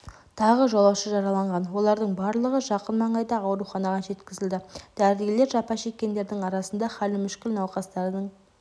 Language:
Kazakh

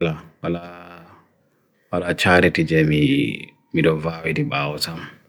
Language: Bagirmi Fulfulde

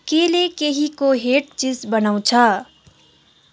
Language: Nepali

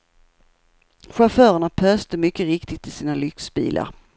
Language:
Swedish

